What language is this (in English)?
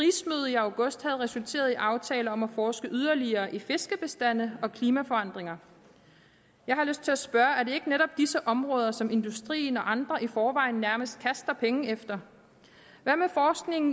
Danish